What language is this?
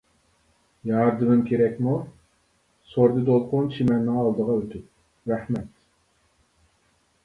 Uyghur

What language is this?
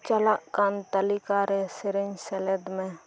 Santali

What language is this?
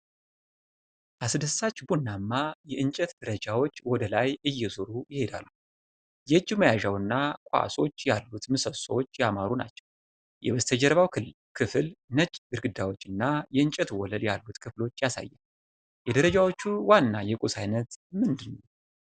Amharic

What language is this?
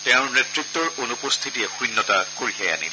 Assamese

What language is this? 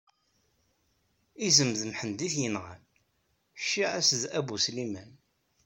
Kabyle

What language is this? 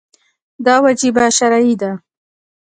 Pashto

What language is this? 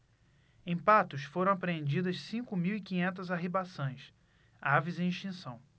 Portuguese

